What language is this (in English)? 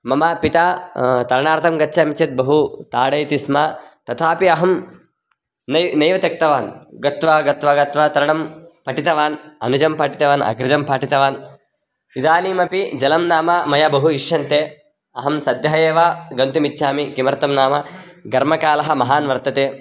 Sanskrit